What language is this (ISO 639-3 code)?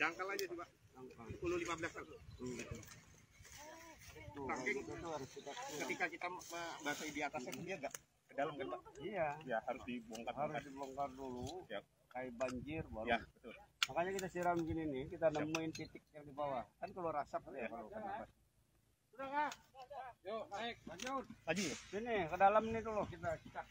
ind